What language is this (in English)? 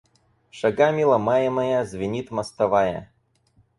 Russian